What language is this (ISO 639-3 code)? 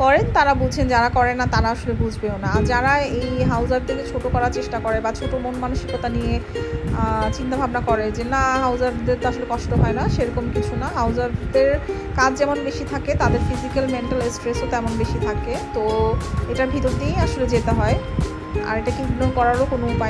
ron